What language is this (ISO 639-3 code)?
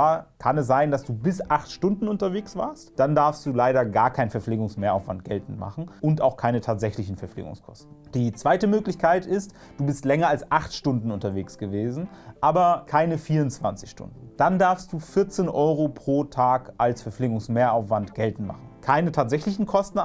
deu